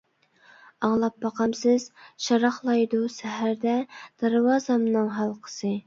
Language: Uyghur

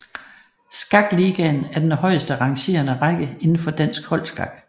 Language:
Danish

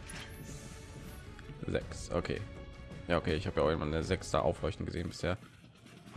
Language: German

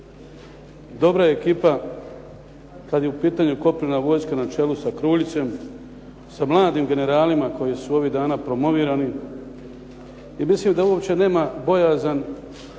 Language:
Croatian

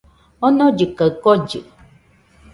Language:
Nüpode Huitoto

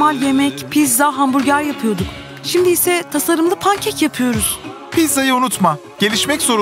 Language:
Turkish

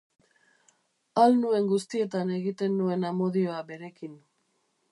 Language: Basque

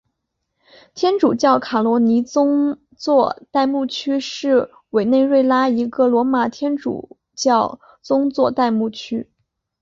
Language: Chinese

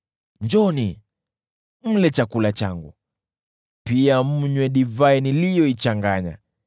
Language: Swahili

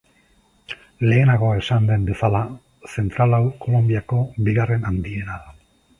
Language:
Basque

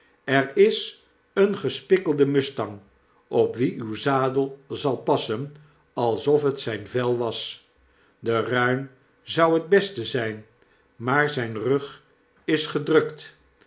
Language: Dutch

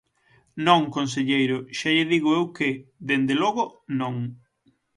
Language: Galician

